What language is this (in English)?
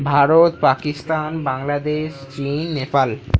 Bangla